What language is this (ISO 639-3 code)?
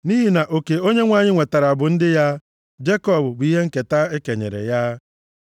ibo